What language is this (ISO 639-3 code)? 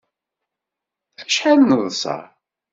kab